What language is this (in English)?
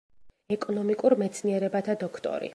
Georgian